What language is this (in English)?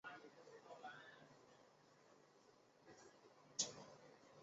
Chinese